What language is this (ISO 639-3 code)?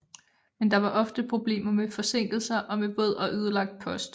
dan